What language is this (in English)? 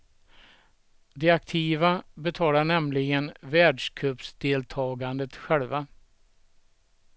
Swedish